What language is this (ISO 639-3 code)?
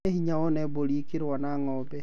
kik